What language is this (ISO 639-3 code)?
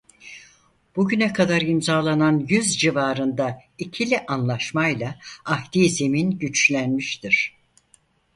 tur